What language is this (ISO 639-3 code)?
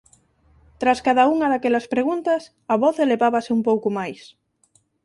glg